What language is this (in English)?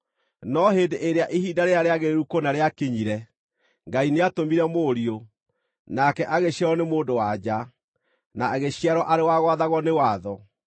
Kikuyu